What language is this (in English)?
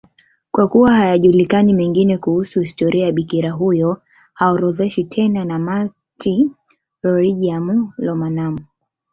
Swahili